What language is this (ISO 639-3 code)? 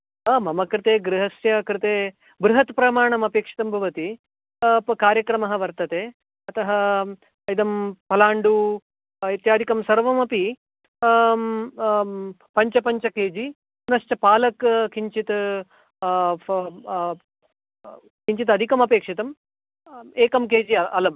san